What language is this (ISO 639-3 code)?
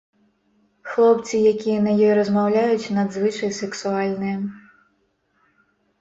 bel